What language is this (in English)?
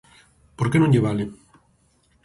Galician